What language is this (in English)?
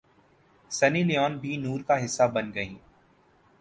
Urdu